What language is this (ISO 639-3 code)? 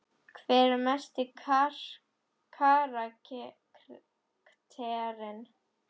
isl